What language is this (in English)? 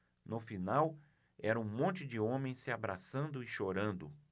Portuguese